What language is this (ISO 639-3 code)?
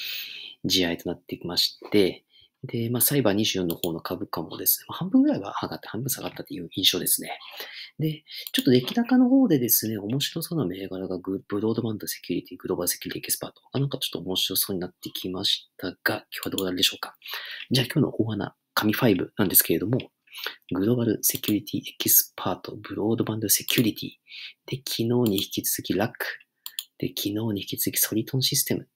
jpn